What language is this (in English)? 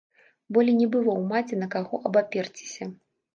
Belarusian